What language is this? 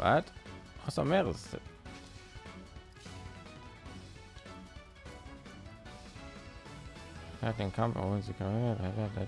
German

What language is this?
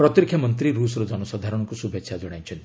Odia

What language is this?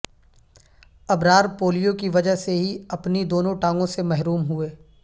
Urdu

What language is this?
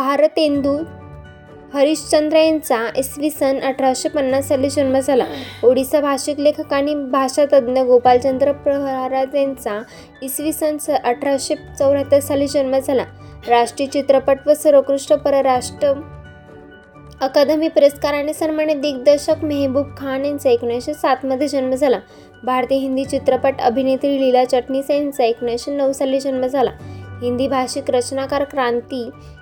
Marathi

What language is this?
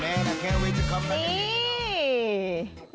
Thai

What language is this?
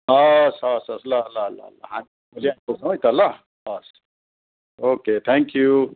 Nepali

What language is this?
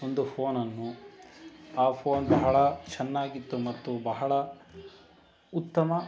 Kannada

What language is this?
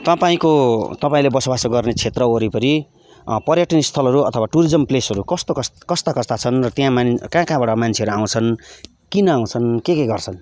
Nepali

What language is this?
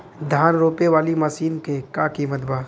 Bhojpuri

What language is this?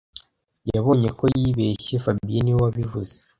Kinyarwanda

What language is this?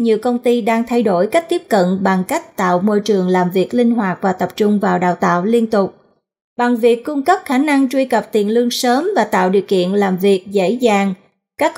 Vietnamese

